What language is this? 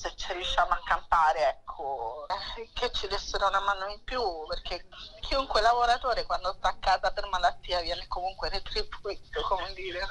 Italian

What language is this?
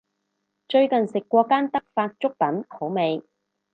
Cantonese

